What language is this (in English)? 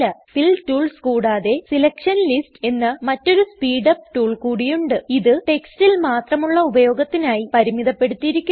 Malayalam